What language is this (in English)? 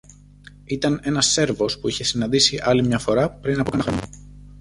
Greek